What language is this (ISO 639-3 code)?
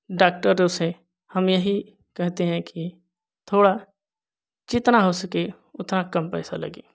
hin